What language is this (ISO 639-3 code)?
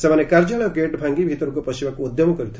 ori